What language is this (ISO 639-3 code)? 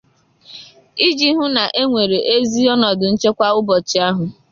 ibo